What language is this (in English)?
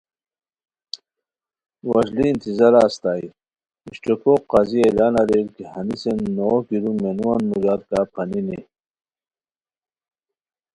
Khowar